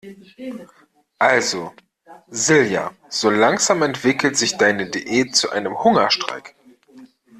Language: German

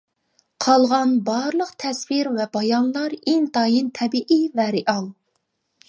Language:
Uyghur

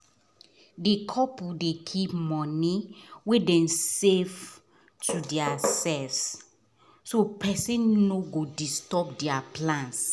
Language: Nigerian Pidgin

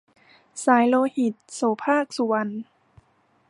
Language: Thai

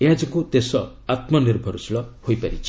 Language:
Odia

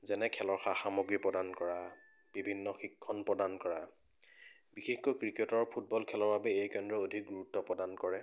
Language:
Assamese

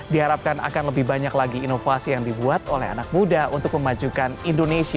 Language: Indonesian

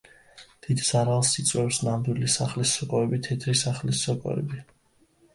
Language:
Georgian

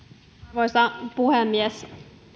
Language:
Finnish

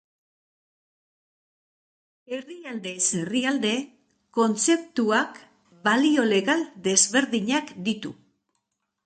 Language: Basque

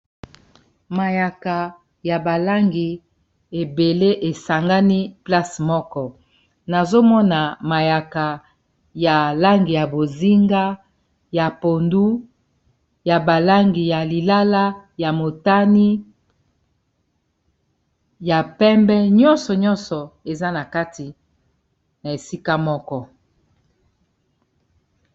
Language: Lingala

